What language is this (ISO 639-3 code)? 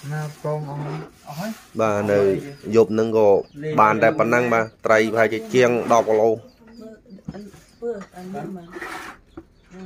tha